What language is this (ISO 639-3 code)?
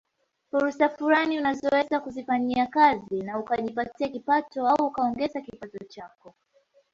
swa